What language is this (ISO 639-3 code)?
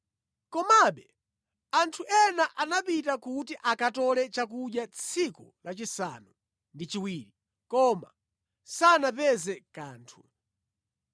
nya